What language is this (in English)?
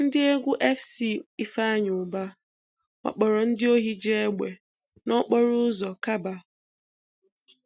Igbo